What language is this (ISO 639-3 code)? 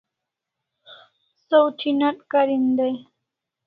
kls